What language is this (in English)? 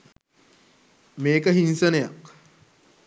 Sinhala